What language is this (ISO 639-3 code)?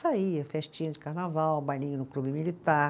por